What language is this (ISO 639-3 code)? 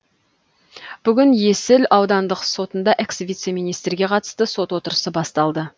kaz